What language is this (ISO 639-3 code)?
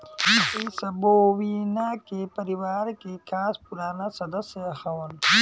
bho